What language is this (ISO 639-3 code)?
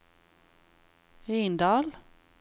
nor